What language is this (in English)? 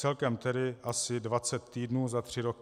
Czech